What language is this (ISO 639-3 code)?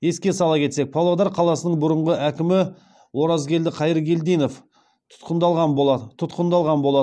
kaz